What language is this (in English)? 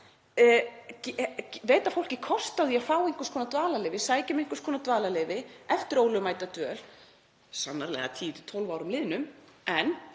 Icelandic